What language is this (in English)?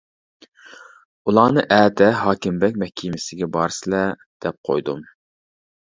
Uyghur